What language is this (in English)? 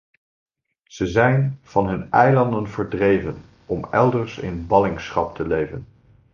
Dutch